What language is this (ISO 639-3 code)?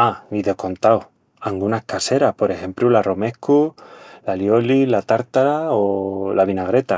ext